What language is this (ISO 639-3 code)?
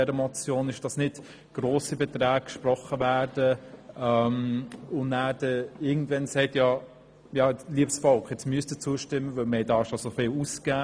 gsw